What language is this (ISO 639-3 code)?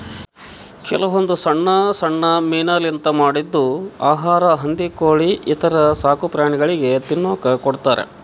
kan